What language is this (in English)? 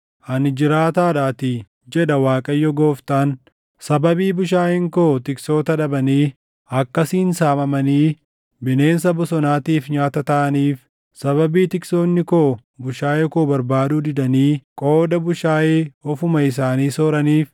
Oromo